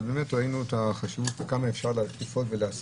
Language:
Hebrew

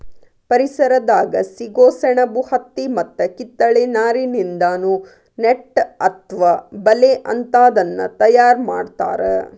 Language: Kannada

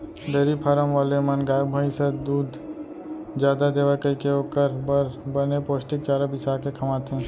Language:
Chhattisgarhi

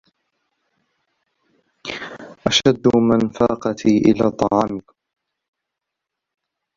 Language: Arabic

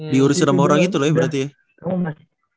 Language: Indonesian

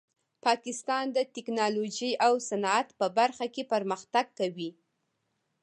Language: Pashto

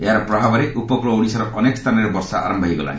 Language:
Odia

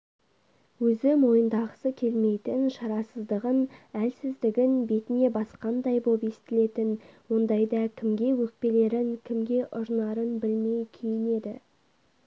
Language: Kazakh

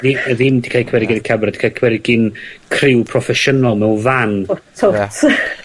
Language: Welsh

